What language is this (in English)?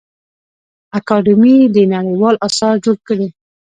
Pashto